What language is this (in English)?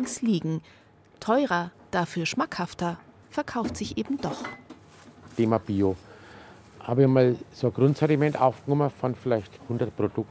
German